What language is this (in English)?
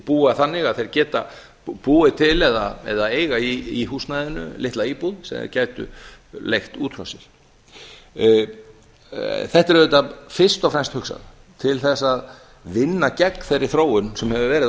Icelandic